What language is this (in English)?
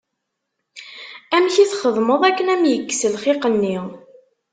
Kabyle